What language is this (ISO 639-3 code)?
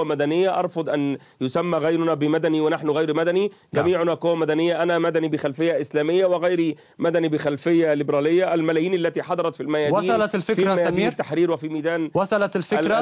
ara